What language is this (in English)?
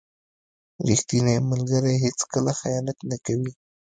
Pashto